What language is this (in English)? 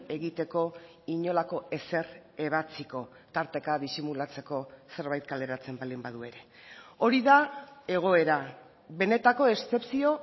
Basque